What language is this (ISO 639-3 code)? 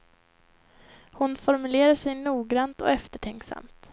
swe